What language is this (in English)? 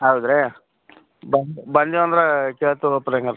Kannada